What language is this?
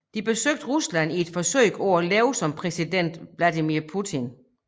Danish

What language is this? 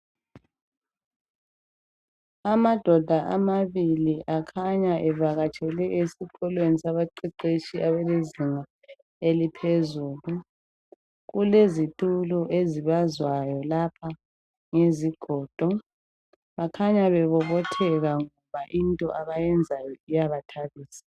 North Ndebele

